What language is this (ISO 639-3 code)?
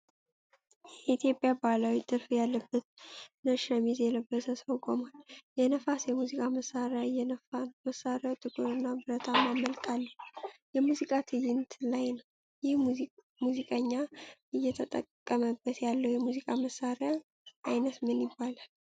amh